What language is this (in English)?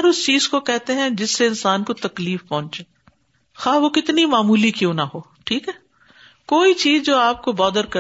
Urdu